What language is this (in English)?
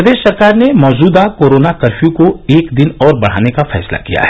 Hindi